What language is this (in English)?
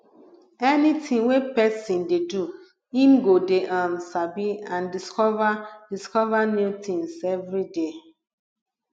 Nigerian Pidgin